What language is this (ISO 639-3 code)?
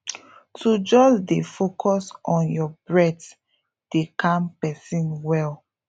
pcm